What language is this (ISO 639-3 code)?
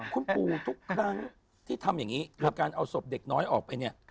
tha